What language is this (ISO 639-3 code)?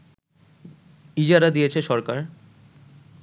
ben